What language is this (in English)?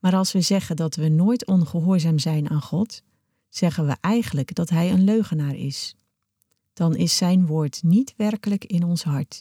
Dutch